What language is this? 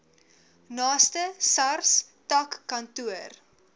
Afrikaans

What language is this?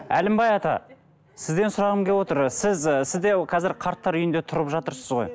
Kazakh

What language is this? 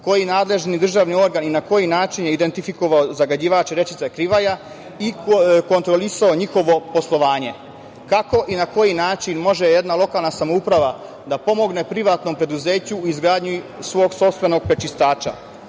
Serbian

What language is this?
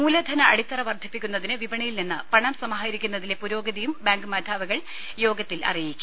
Malayalam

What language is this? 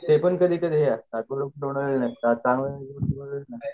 Marathi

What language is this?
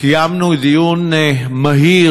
Hebrew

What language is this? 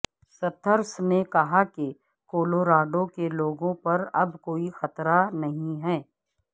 Urdu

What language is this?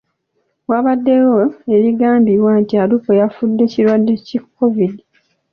Ganda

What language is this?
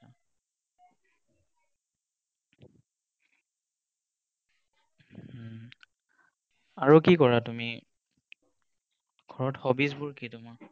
Assamese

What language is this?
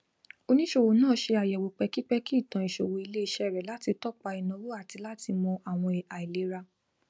Yoruba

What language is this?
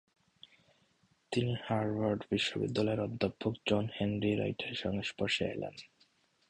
Bangla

